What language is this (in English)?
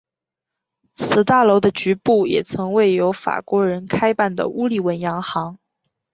Chinese